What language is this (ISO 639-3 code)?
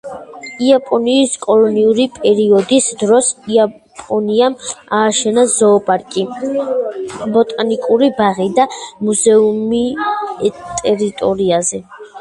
kat